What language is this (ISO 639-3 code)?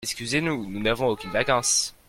fra